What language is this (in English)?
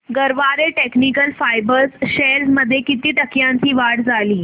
Marathi